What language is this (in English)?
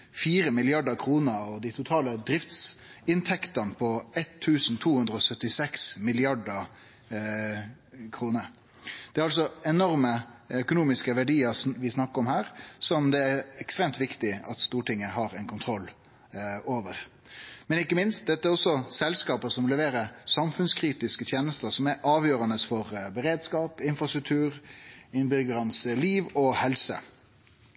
Norwegian Nynorsk